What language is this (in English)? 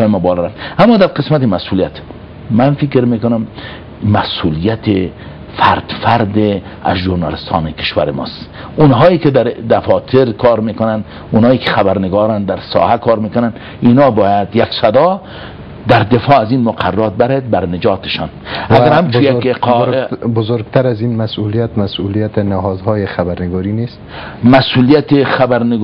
Persian